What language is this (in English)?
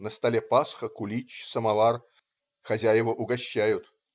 Russian